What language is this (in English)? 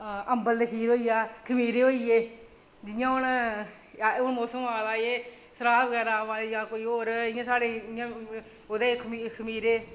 Dogri